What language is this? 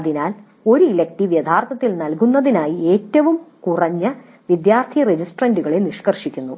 Malayalam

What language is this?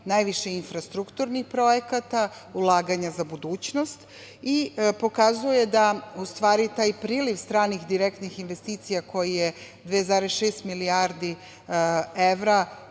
Serbian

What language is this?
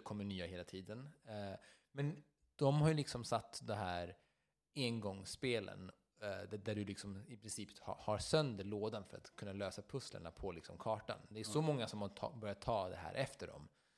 Swedish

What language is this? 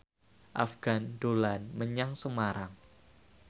Javanese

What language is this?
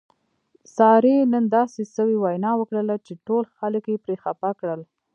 Pashto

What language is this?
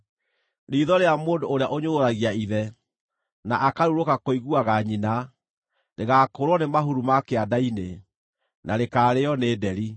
Kikuyu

